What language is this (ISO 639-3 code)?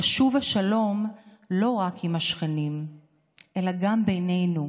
heb